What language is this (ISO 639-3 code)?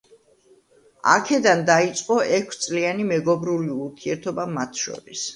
kat